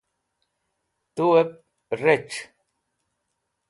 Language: Wakhi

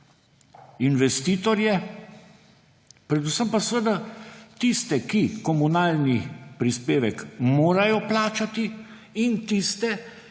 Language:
Slovenian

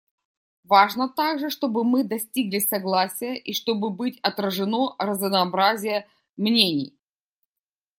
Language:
Russian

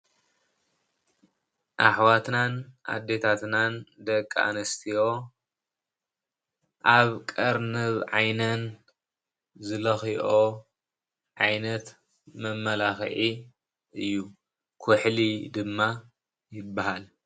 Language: Tigrinya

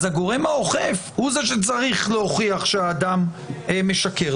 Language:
Hebrew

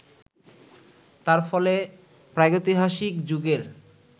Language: Bangla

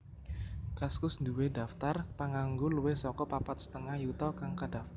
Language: Javanese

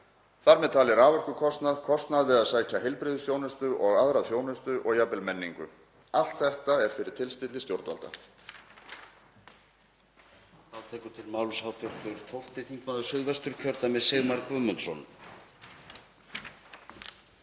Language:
Icelandic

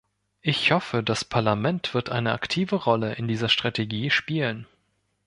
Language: German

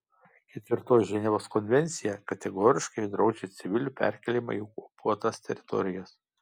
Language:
Lithuanian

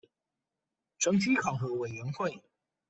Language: Chinese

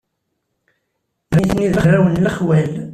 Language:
Kabyle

